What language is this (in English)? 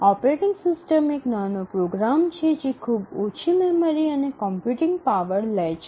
Gujarati